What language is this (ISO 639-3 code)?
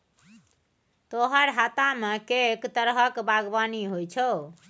mai